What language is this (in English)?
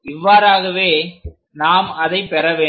Tamil